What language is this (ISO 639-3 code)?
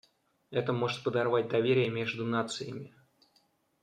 rus